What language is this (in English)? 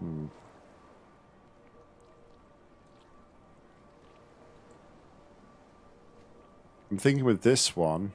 English